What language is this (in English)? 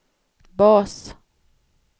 Swedish